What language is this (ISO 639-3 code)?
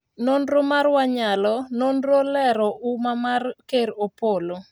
luo